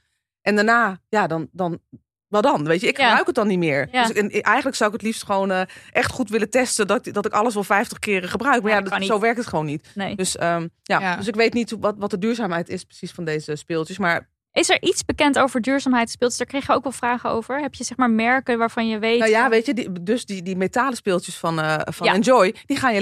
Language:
Dutch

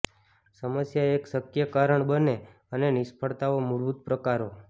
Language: Gujarati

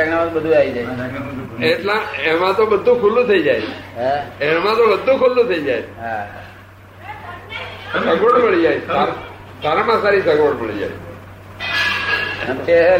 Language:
Gujarati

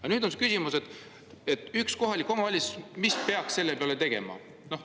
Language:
Estonian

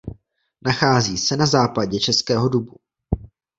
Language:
Czech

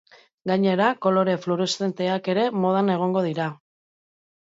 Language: Basque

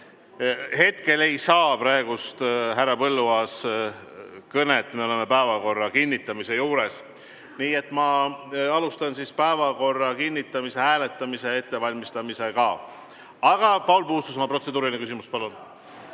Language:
Estonian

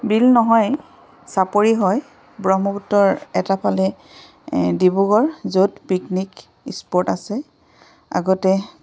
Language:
Assamese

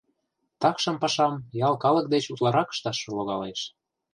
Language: Mari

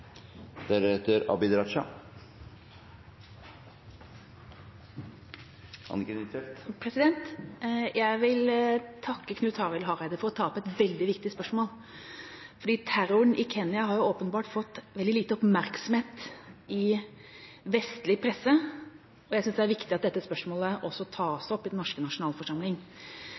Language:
Norwegian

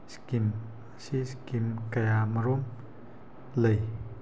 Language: Manipuri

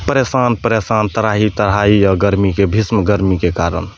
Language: Maithili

